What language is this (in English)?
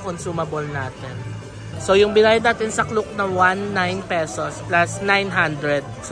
Filipino